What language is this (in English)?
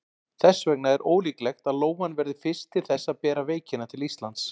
Icelandic